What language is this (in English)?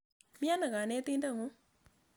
Kalenjin